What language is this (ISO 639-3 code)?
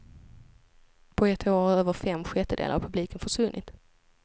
swe